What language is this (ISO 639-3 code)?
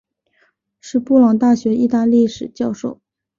zho